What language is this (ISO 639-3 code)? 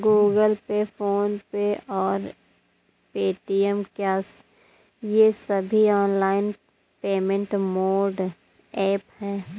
hin